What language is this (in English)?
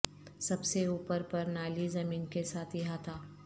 Urdu